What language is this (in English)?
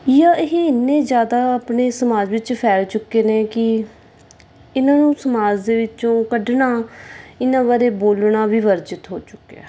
Punjabi